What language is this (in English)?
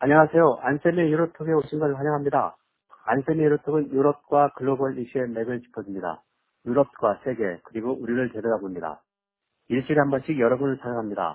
Korean